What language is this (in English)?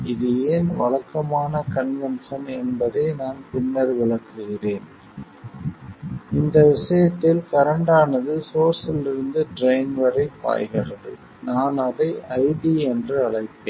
Tamil